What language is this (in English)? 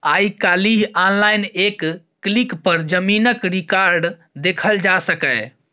Maithili